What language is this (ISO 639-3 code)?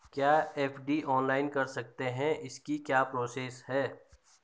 hin